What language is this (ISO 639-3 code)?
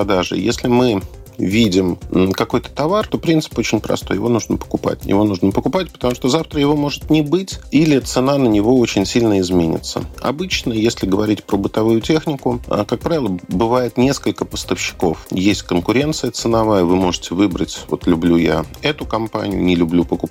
rus